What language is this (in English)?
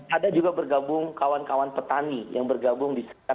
Indonesian